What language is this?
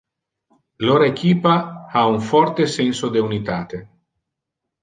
Interlingua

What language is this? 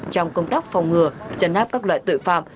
Vietnamese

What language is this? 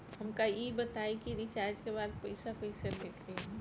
Bhojpuri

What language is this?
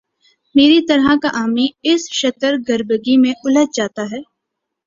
Urdu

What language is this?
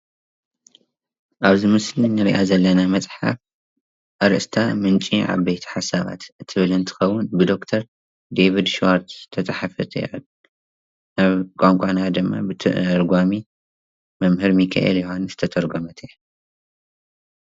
Tigrinya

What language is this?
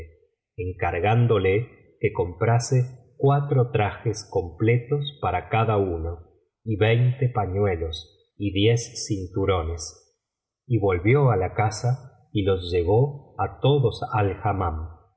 Spanish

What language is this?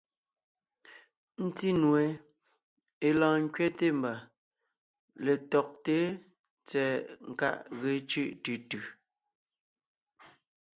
Ngiemboon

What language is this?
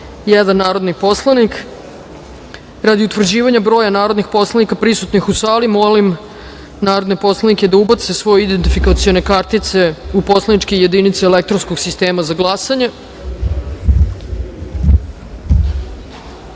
Serbian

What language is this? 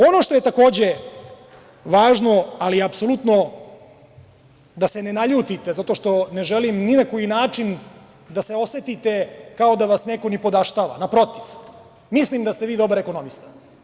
Serbian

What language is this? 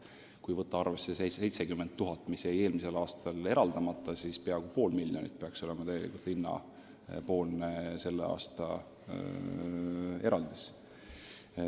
Estonian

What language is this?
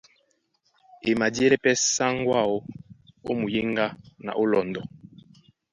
Duala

